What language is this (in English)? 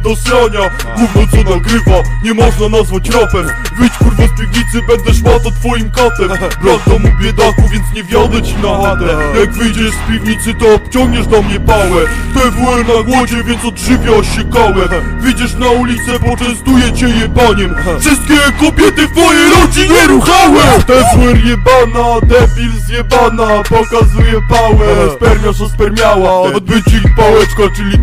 Polish